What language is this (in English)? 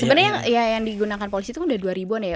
Indonesian